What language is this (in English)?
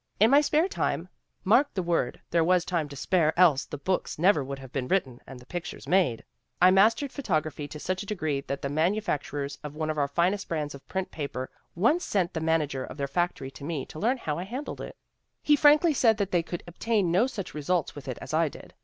English